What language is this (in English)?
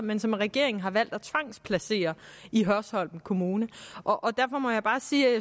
Danish